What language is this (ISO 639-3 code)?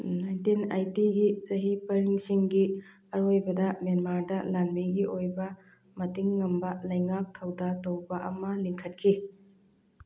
mni